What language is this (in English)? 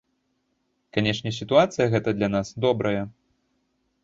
Belarusian